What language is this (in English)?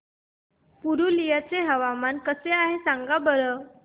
Marathi